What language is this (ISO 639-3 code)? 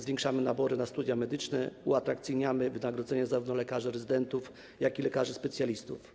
pol